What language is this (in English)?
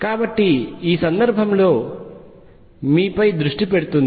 Telugu